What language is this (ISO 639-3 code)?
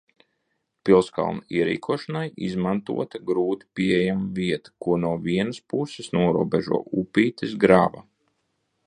lav